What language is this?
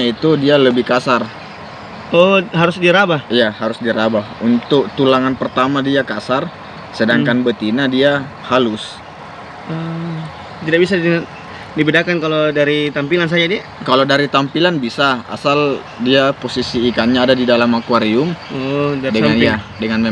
Indonesian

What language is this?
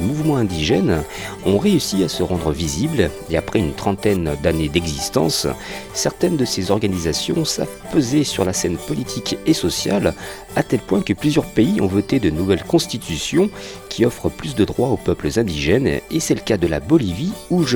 French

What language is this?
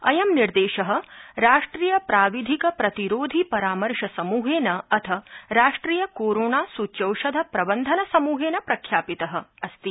Sanskrit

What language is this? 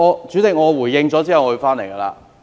Cantonese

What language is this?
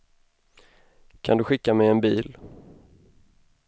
Swedish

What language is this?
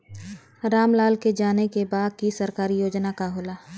Bhojpuri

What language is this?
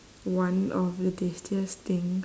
English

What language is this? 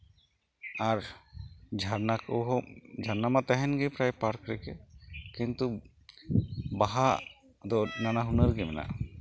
Santali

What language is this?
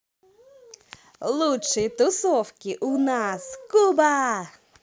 Russian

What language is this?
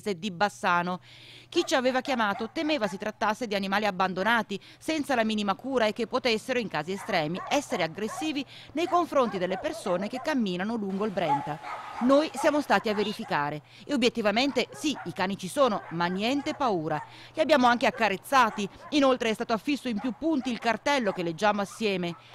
Italian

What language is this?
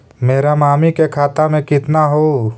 Magahi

